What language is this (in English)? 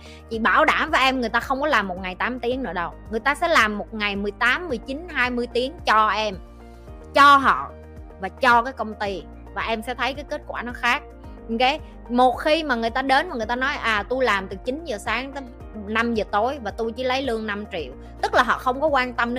Vietnamese